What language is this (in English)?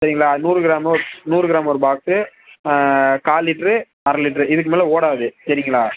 Tamil